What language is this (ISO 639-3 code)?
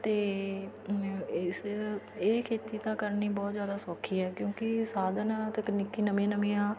pan